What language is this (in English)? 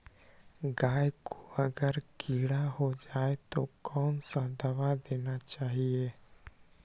Magahi